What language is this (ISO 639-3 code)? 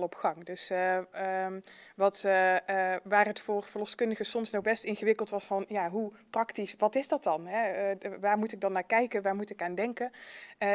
nld